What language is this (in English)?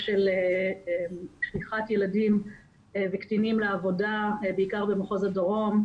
Hebrew